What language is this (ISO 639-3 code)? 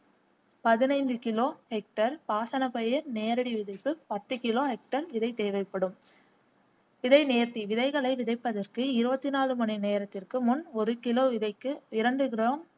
tam